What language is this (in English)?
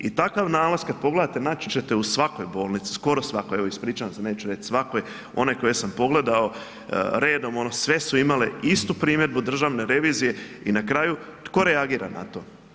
Croatian